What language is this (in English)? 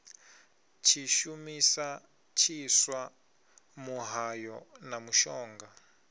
Venda